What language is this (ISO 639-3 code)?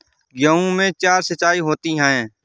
hin